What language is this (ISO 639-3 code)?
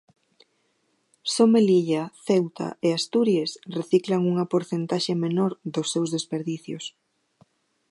glg